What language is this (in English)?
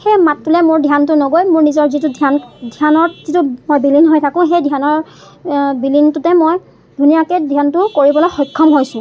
Assamese